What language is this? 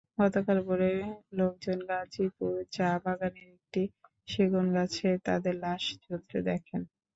Bangla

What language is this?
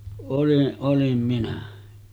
Finnish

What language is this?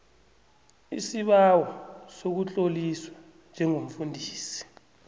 South Ndebele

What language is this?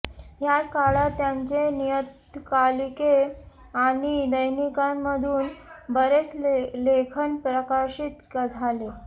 Marathi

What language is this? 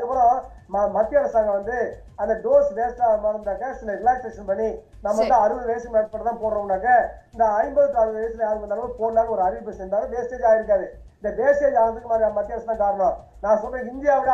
Tamil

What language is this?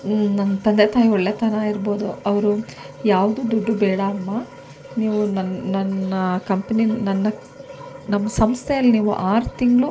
Kannada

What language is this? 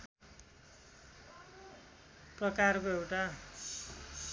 Nepali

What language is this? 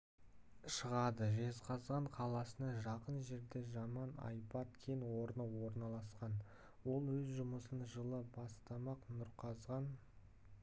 Kazakh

